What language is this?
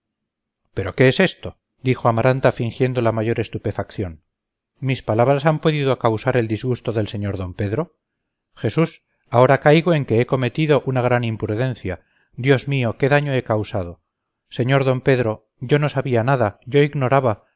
Spanish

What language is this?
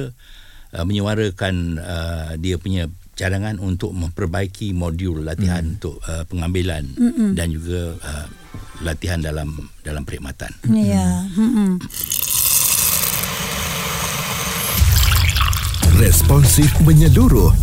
Malay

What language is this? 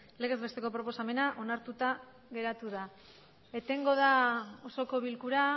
Basque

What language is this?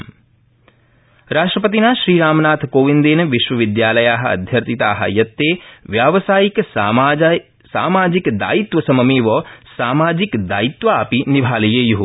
Sanskrit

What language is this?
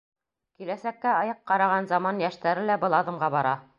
Bashkir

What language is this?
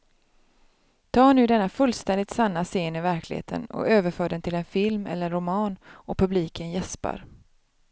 Swedish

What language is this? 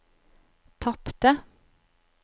Norwegian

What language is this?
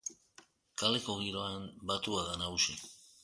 Basque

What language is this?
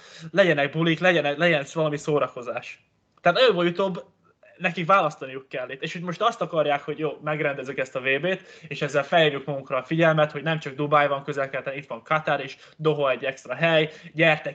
Hungarian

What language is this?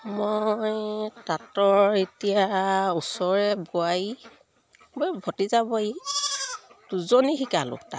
Assamese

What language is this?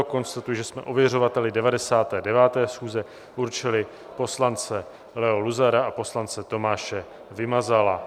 Czech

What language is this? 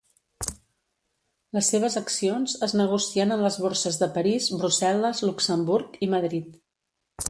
Catalan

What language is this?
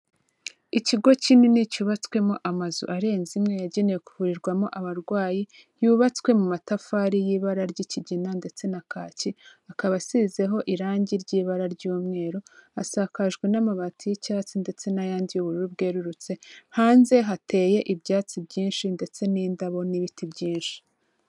Kinyarwanda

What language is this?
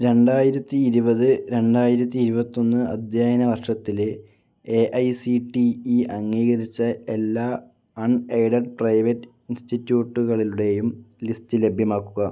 Malayalam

